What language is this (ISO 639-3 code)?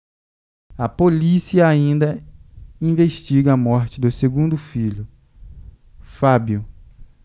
por